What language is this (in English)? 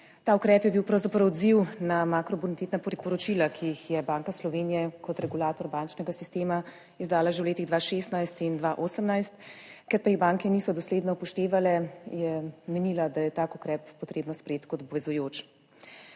Slovenian